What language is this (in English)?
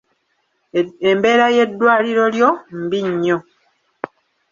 Ganda